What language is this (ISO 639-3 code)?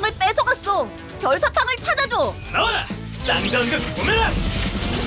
kor